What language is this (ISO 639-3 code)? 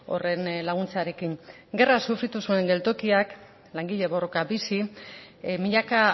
eus